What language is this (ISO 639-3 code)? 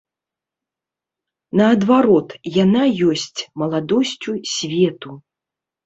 bel